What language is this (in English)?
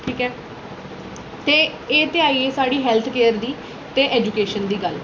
Dogri